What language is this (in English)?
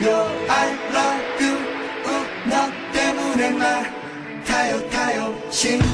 Polish